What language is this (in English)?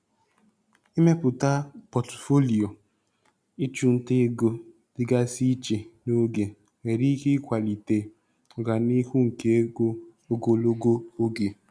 Igbo